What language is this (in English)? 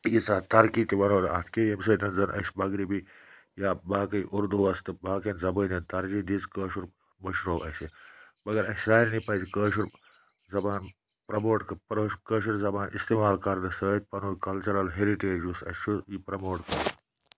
Kashmiri